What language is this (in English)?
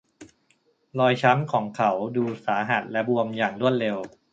Thai